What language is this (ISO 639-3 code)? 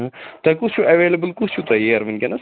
kas